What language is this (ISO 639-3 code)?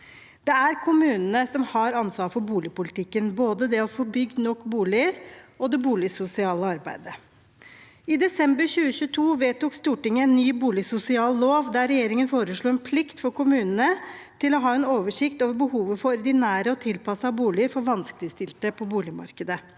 nor